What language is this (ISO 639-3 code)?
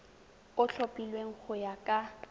tsn